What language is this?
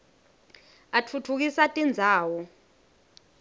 Swati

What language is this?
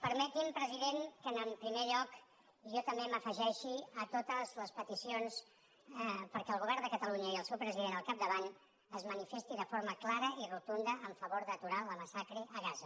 Catalan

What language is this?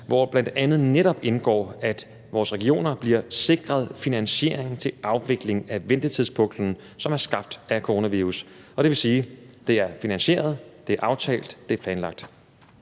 Danish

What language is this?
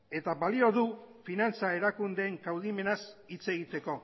Basque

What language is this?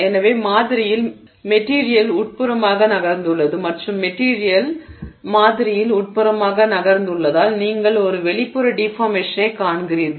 Tamil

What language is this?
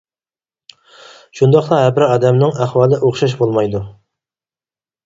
Uyghur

